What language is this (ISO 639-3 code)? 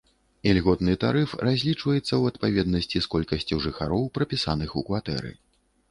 bel